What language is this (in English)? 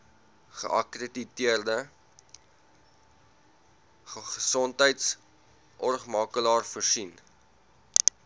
Afrikaans